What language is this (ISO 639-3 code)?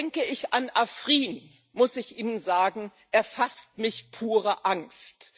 deu